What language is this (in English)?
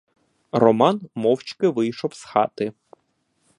Ukrainian